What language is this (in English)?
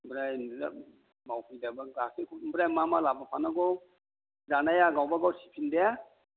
Bodo